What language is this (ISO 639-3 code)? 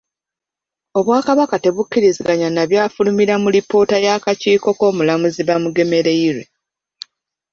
lug